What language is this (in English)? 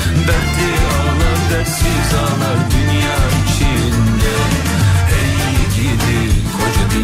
Turkish